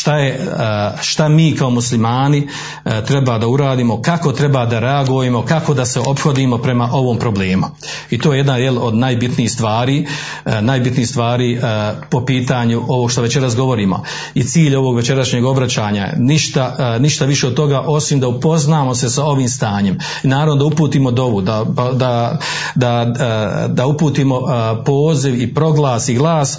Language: Croatian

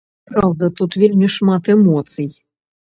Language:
Belarusian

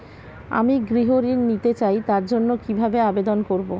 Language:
Bangla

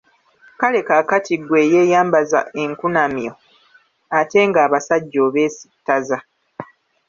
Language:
Ganda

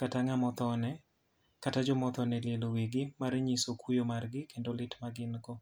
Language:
Luo (Kenya and Tanzania)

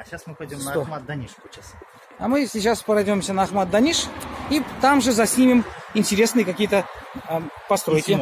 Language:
Russian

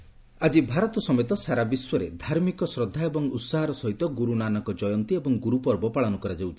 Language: Odia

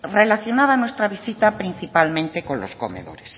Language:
Spanish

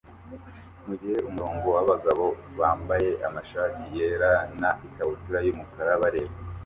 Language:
Kinyarwanda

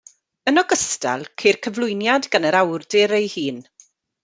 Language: Welsh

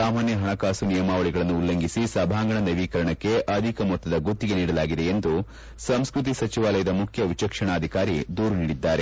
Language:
Kannada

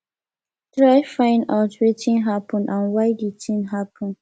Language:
Nigerian Pidgin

